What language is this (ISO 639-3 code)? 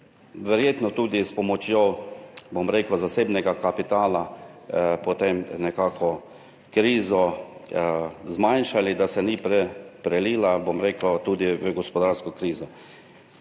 slv